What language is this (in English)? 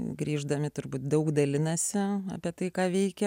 Lithuanian